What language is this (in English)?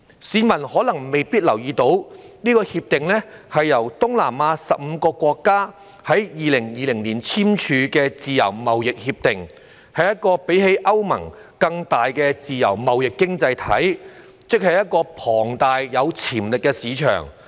Cantonese